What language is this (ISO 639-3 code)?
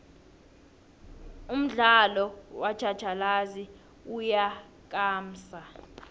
nbl